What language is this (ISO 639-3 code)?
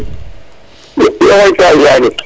srr